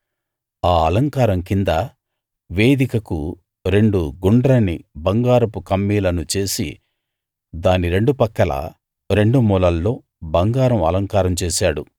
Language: Telugu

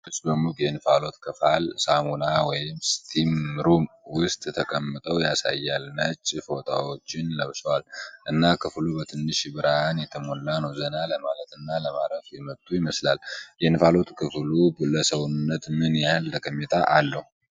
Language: Amharic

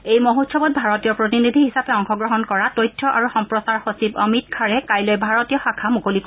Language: Assamese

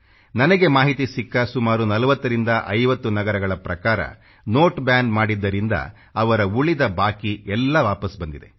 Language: Kannada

